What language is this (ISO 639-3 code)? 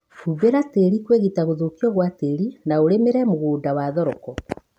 kik